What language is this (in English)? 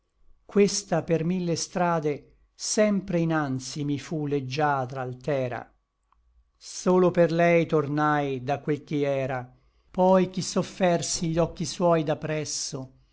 Italian